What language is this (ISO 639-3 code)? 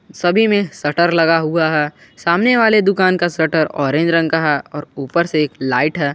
hin